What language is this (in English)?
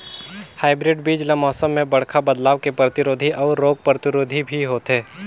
Chhattisgarhi